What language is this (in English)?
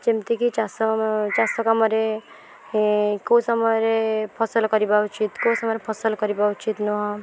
Odia